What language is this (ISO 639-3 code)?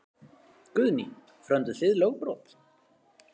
isl